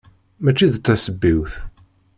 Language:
Kabyle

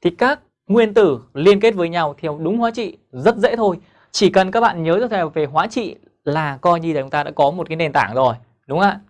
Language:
Vietnamese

